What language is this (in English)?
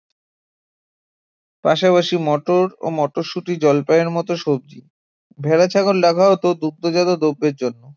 Bangla